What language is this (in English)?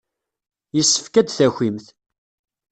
Kabyle